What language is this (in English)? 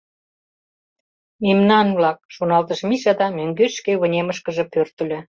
Mari